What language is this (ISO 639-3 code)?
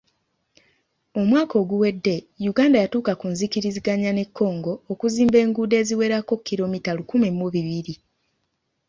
lug